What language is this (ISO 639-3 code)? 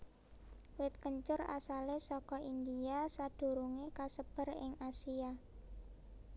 jav